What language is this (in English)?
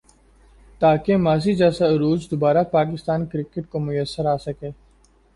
Urdu